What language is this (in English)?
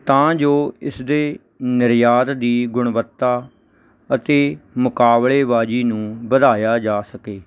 Punjabi